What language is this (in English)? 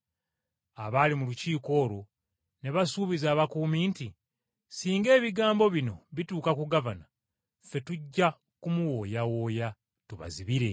Ganda